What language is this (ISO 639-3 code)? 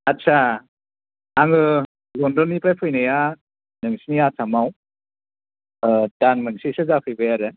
brx